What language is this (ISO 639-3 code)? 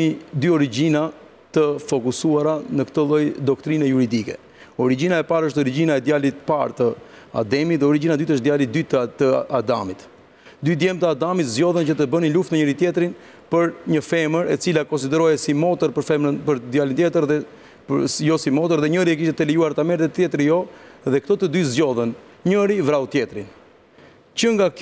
ron